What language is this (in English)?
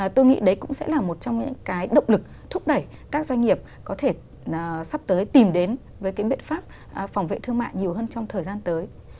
Vietnamese